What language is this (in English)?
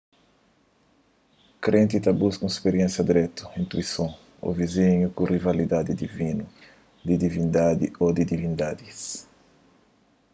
Kabuverdianu